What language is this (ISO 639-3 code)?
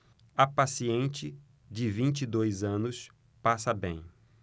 por